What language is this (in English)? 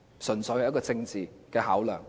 Cantonese